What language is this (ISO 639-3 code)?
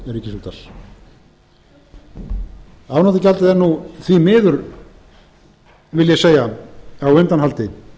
isl